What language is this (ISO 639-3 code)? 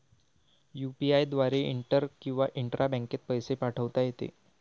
mar